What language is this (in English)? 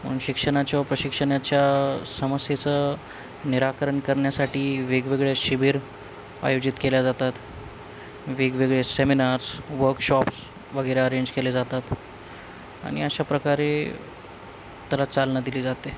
Marathi